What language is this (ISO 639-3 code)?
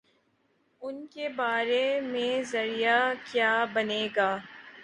urd